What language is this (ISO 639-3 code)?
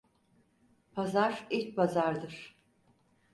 tur